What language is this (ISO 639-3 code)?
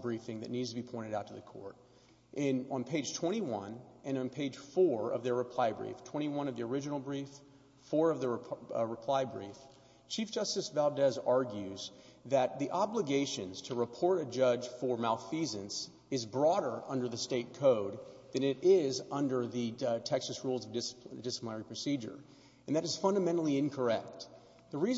eng